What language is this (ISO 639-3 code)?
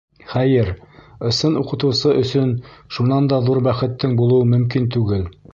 bak